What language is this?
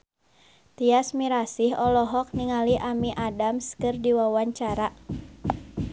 Sundanese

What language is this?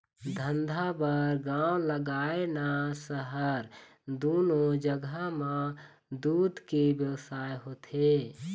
Chhattisgarhi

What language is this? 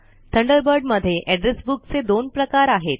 Marathi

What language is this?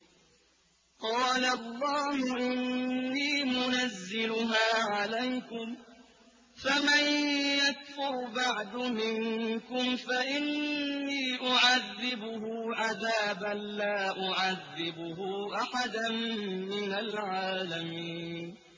Arabic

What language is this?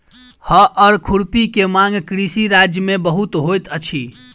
Maithili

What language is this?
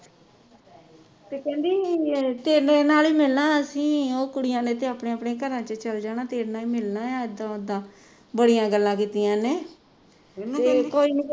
Punjabi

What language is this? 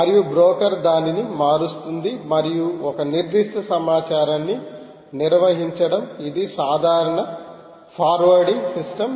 Telugu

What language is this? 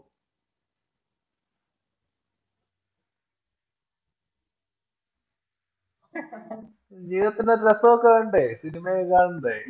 Malayalam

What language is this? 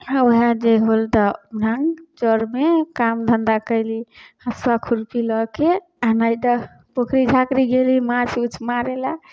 Maithili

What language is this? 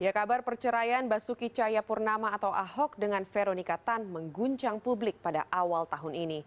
Indonesian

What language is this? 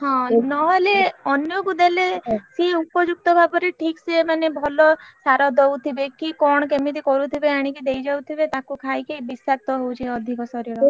Odia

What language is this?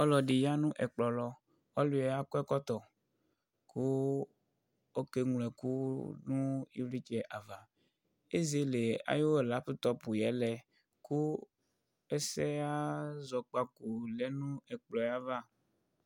Ikposo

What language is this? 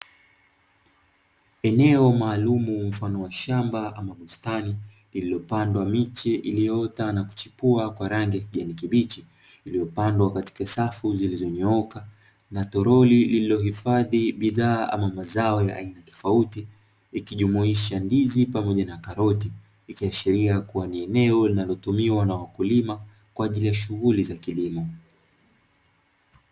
Swahili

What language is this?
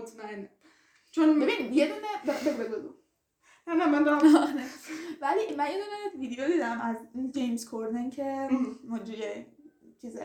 Persian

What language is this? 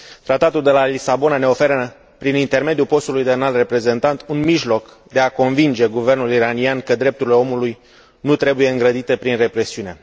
Romanian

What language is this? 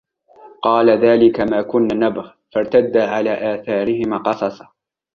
Arabic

